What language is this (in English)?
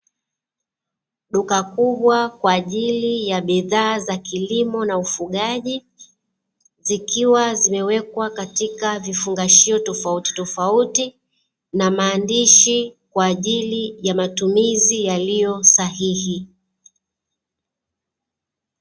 Swahili